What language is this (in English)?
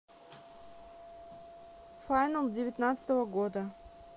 Russian